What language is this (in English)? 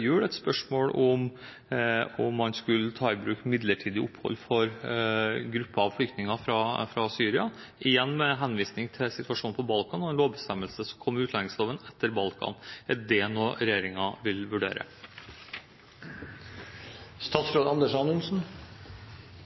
Norwegian Bokmål